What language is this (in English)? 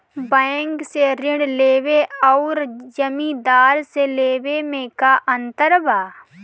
Bhojpuri